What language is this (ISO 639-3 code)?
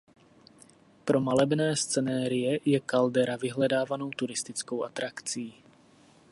ces